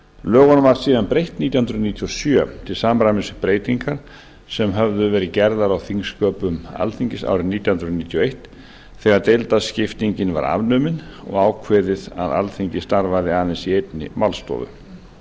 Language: Icelandic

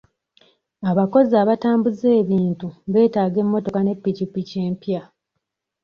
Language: Ganda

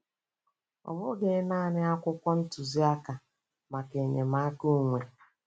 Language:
Igbo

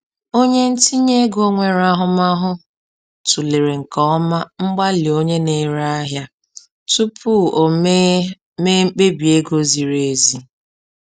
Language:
Igbo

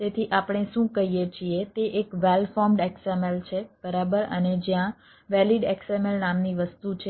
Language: Gujarati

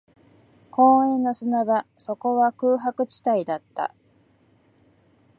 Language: Japanese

